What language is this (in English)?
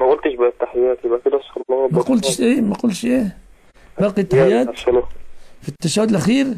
Arabic